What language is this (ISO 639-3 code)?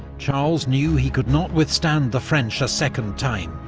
eng